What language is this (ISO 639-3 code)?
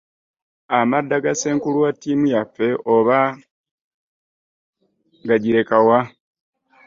lug